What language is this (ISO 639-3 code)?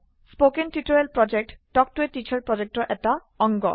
asm